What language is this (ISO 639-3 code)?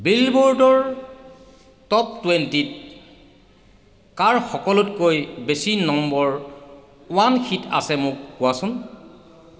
asm